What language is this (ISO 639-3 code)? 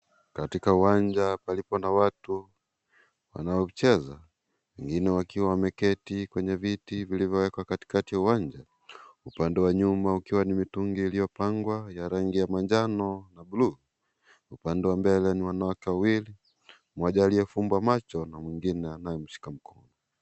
swa